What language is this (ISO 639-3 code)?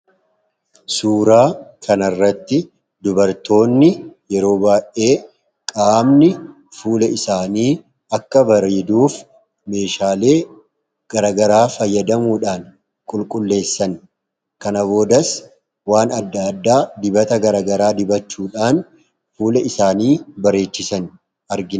orm